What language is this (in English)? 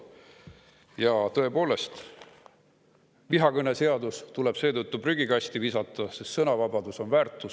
Estonian